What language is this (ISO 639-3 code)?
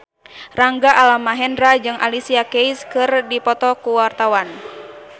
sun